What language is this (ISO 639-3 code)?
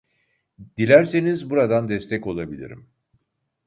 tur